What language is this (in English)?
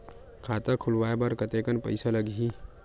Chhattisgarhi